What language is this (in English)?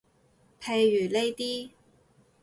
Cantonese